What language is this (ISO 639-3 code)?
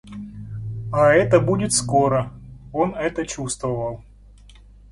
rus